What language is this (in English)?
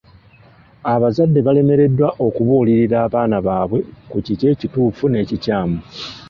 Ganda